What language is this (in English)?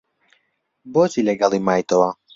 Central Kurdish